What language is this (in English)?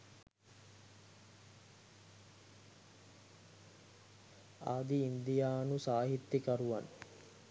Sinhala